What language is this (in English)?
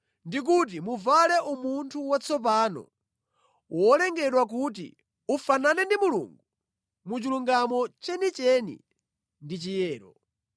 Nyanja